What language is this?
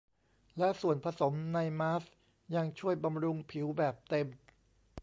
Thai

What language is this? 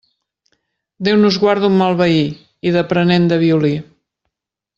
Catalan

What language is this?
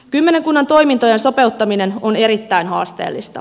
Finnish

